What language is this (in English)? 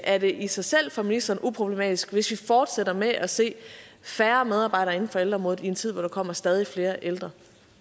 Danish